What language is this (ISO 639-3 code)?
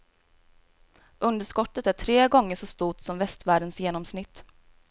swe